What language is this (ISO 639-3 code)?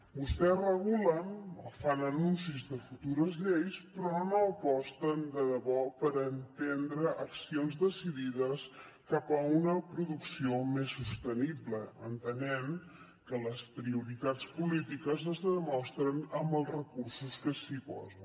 cat